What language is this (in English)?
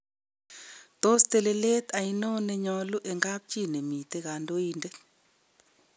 Kalenjin